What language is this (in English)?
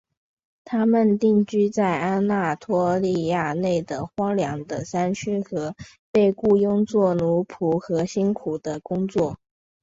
Chinese